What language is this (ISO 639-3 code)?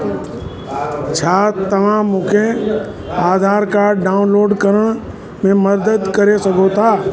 snd